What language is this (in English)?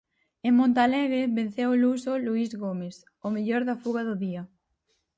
Galician